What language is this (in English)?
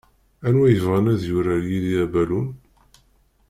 Kabyle